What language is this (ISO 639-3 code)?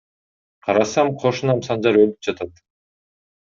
kir